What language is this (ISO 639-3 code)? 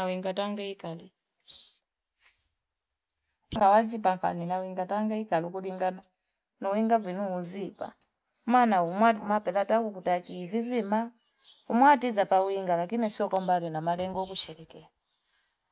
fip